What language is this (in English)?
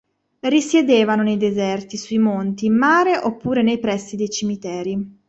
Italian